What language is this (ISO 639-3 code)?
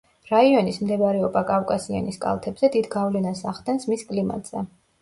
kat